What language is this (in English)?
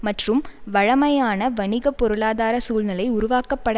Tamil